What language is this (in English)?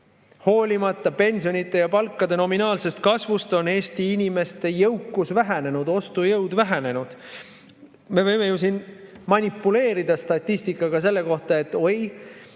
Estonian